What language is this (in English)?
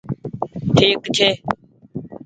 Goaria